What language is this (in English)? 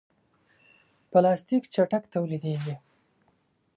Pashto